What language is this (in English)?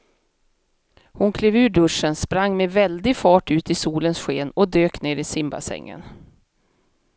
Swedish